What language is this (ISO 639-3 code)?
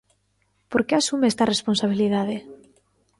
glg